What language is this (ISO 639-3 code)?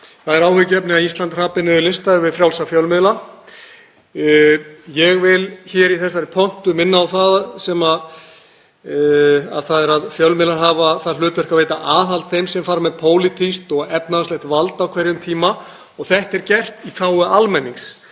isl